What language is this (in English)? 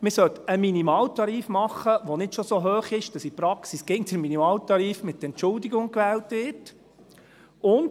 Swiss German